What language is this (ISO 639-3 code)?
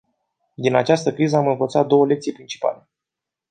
ron